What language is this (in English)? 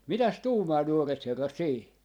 Finnish